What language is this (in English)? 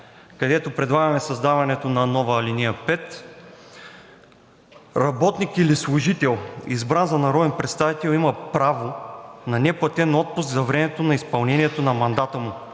Bulgarian